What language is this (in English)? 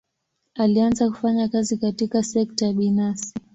Swahili